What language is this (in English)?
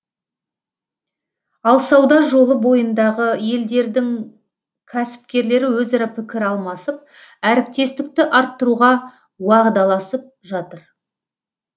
Kazakh